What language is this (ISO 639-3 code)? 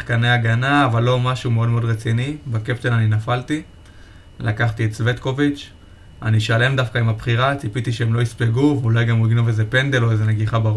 heb